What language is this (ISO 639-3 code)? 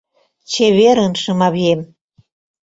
chm